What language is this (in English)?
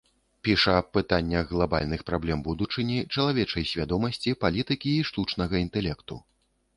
Belarusian